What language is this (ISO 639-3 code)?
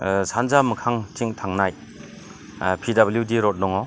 brx